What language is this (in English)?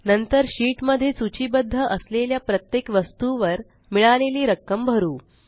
Marathi